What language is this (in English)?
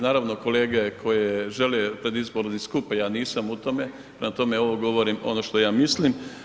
Croatian